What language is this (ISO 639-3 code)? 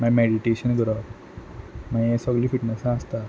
kok